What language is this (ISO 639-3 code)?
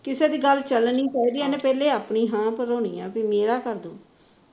pan